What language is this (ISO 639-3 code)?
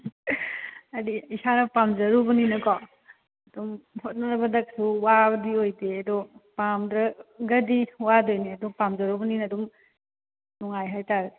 mni